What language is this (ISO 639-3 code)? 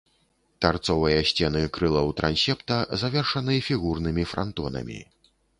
bel